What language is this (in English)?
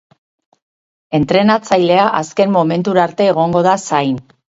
Basque